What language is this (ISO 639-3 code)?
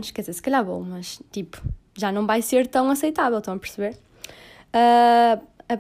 por